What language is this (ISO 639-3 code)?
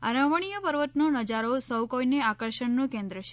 guj